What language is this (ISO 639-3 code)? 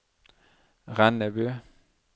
nor